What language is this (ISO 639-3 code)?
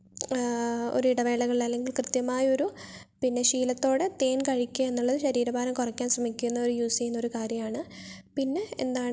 mal